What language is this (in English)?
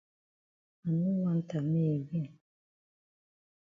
Cameroon Pidgin